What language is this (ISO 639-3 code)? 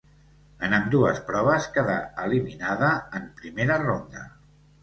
cat